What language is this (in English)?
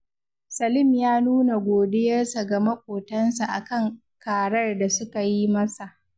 Hausa